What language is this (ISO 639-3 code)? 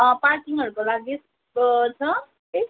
nep